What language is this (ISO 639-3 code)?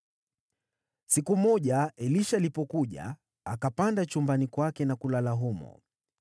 swa